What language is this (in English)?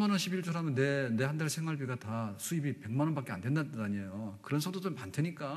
Korean